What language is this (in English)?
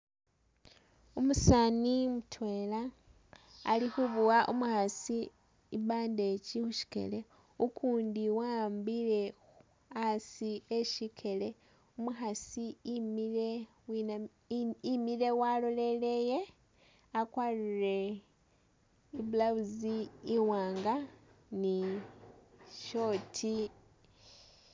Masaaba